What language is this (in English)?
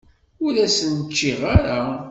Kabyle